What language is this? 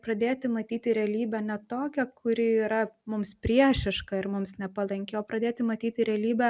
Lithuanian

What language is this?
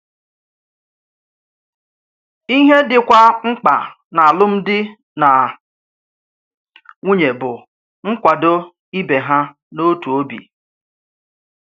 Igbo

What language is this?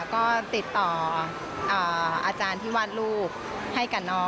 Thai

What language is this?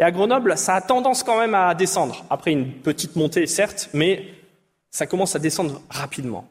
French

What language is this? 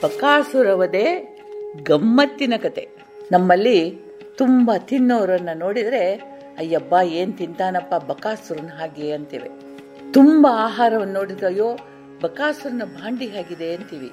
Kannada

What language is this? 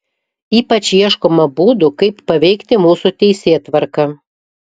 Lithuanian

